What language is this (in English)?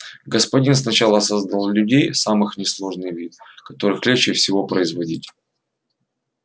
Russian